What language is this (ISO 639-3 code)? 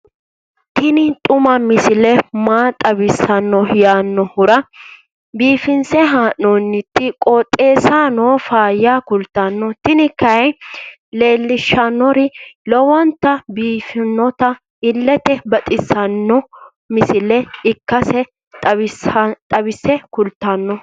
sid